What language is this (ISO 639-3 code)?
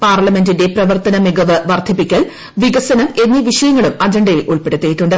mal